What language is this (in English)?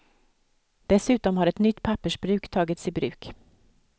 Swedish